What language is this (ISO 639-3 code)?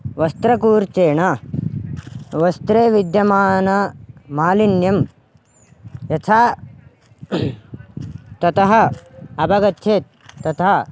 san